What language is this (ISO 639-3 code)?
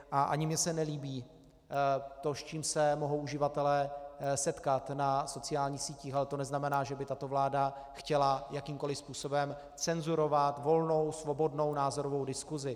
ces